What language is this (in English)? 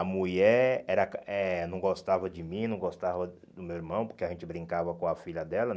Portuguese